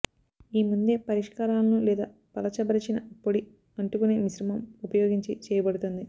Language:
Telugu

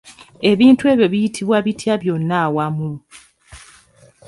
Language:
Ganda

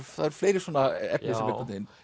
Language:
Icelandic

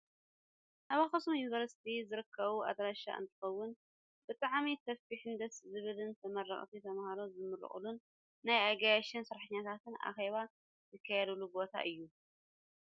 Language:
Tigrinya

